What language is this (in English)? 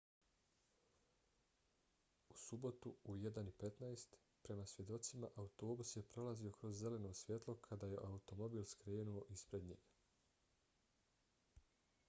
Bosnian